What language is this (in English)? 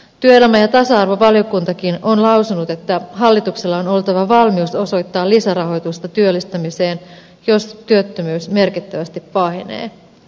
Finnish